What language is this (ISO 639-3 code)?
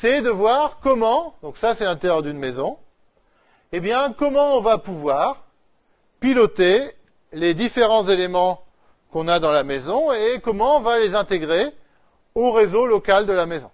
fra